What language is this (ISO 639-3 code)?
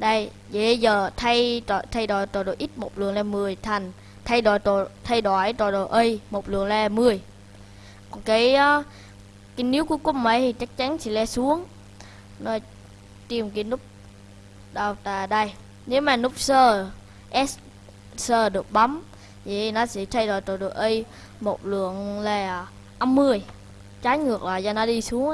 vie